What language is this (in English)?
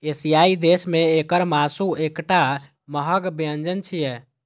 Maithili